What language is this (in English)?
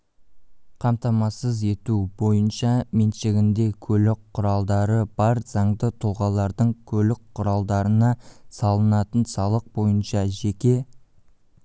Kazakh